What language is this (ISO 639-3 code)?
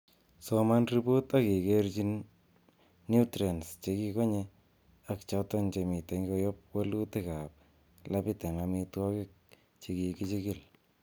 kln